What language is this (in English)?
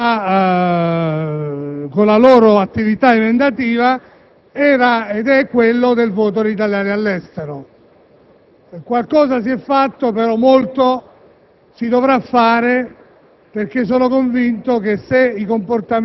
Italian